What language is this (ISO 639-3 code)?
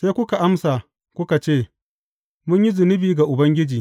hau